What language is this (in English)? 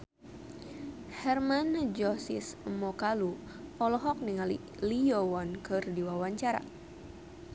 Sundanese